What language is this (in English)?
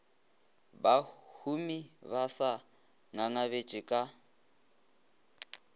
Northern Sotho